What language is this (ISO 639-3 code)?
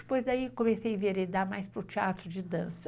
por